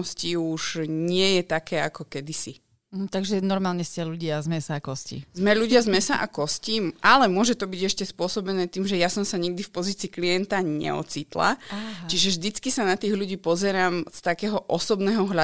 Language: Slovak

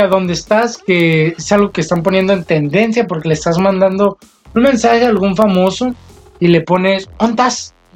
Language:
Spanish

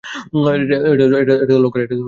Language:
Bangla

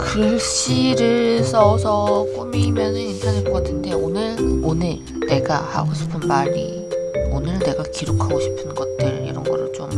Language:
Korean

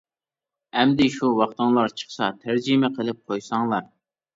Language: Uyghur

